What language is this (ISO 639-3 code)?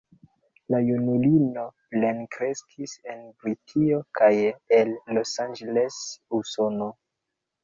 epo